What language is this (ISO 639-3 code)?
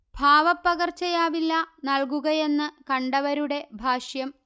mal